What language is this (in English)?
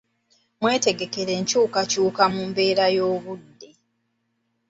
Ganda